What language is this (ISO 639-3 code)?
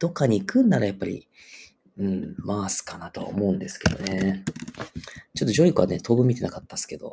jpn